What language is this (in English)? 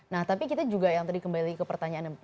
Indonesian